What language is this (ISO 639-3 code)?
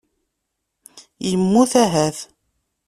kab